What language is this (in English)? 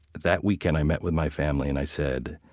English